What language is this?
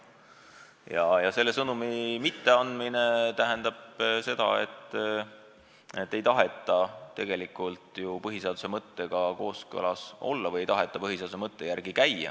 Estonian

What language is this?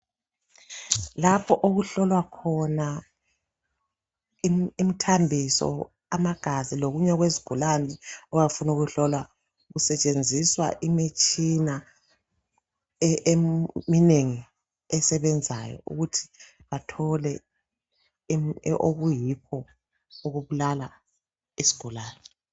North Ndebele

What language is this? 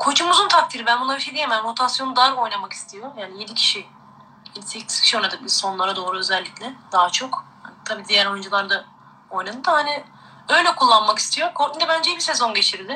Turkish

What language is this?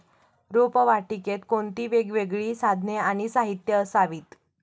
Marathi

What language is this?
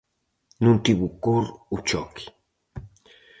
Galician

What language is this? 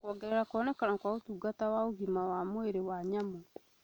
Kikuyu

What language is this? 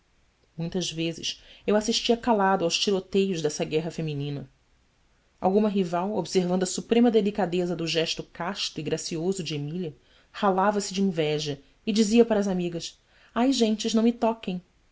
Portuguese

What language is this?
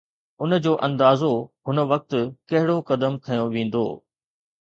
Sindhi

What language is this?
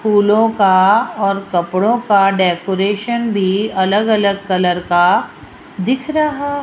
Hindi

